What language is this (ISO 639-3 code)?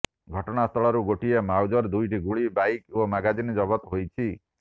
ori